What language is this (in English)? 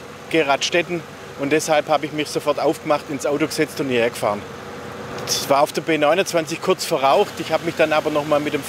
German